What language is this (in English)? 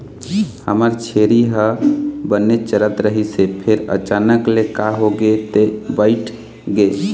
Chhattisgarhi